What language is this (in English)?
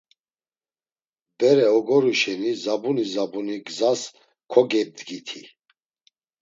Laz